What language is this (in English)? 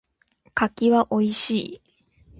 Japanese